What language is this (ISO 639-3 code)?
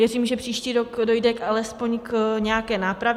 ces